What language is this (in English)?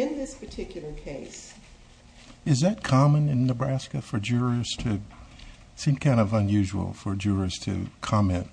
English